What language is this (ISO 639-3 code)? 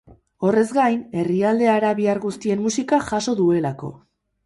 eus